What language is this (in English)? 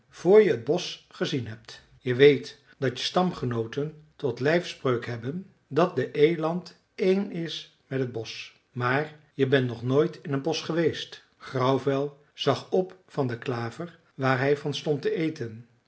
Dutch